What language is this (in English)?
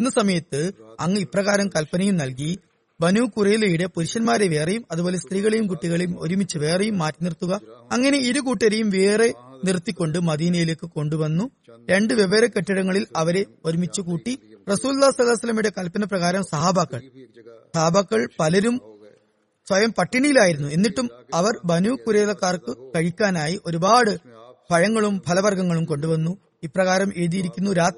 Malayalam